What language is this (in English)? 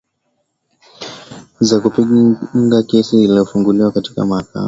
Swahili